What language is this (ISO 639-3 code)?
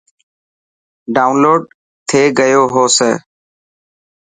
mki